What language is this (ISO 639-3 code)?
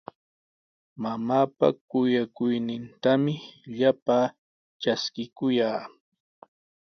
qws